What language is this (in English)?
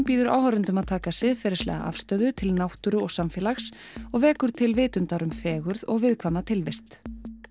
Icelandic